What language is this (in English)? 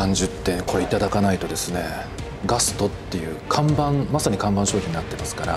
Japanese